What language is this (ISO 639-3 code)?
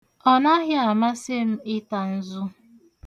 ibo